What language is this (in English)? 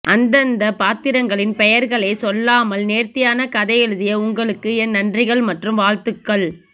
Tamil